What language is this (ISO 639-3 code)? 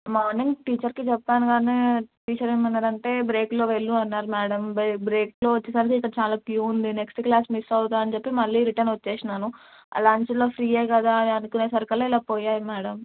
tel